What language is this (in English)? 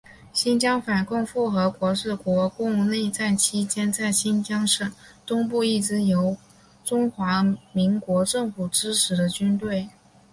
Chinese